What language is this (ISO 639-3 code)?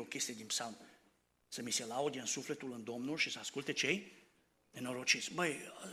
ron